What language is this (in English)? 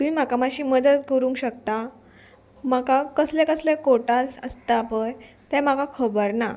Konkani